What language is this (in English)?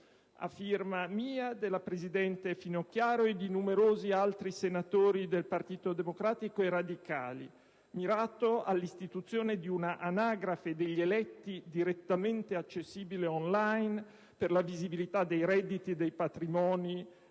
Italian